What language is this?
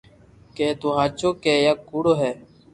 Loarki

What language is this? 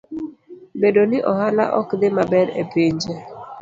Luo (Kenya and Tanzania)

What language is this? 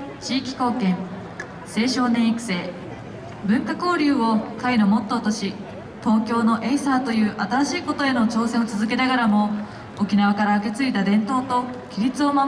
Japanese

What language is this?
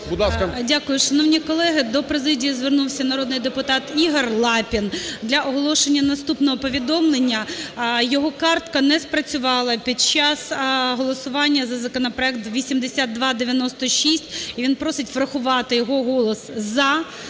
Ukrainian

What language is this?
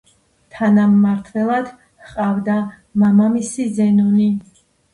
Georgian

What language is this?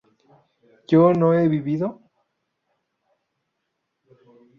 Spanish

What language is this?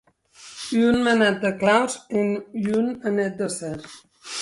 Occitan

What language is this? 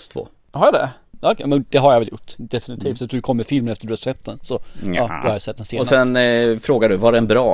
Swedish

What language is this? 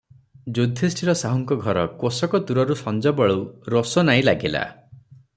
Odia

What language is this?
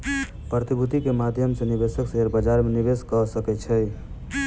Maithili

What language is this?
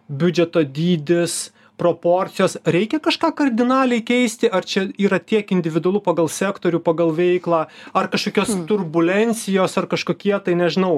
Lithuanian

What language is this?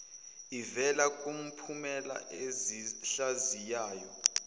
Zulu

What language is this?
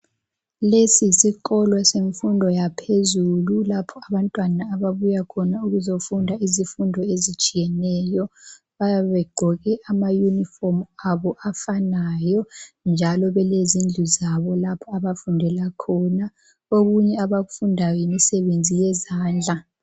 North Ndebele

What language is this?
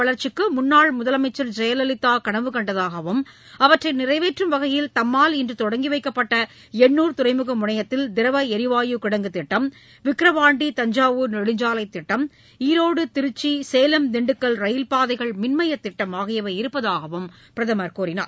Tamil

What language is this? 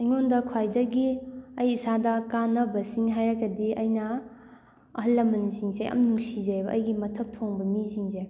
Manipuri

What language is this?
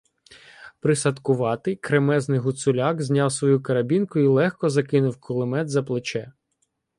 Ukrainian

